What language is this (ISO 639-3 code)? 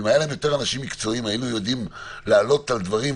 heb